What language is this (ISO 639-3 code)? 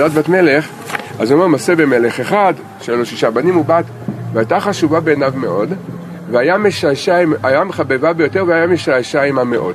heb